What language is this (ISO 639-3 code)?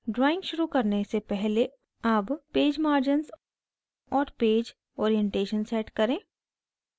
hin